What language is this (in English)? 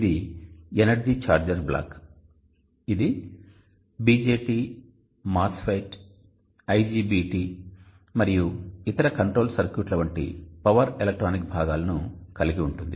Telugu